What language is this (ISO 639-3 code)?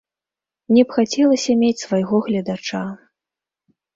bel